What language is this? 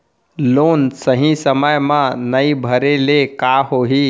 Chhattisgarhi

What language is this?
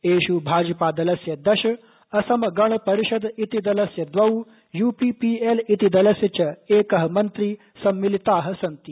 Sanskrit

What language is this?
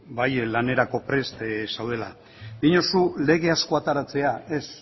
Basque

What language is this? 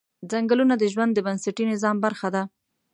Pashto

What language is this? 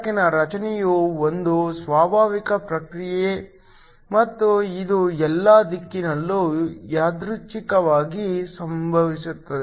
Kannada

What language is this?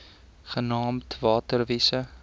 Afrikaans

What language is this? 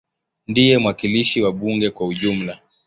Swahili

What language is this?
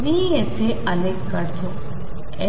Marathi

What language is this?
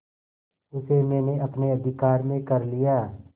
Hindi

